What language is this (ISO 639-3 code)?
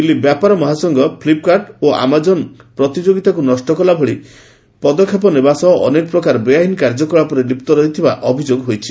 ori